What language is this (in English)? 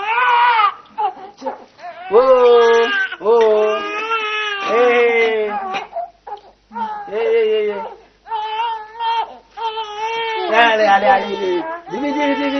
French